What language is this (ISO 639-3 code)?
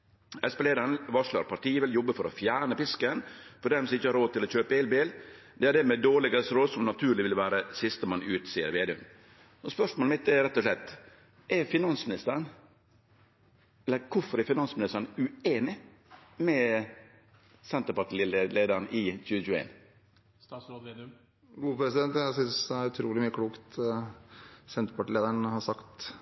nor